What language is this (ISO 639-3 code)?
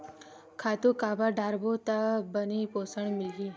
hne